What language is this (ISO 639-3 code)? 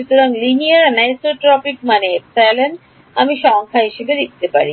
ben